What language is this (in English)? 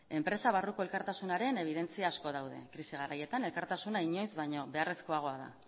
Basque